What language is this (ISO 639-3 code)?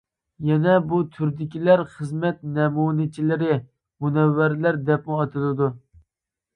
uig